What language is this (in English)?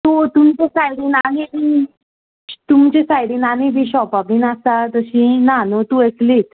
Konkani